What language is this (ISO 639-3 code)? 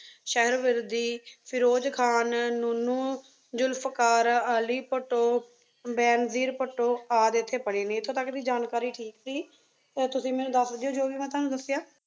pan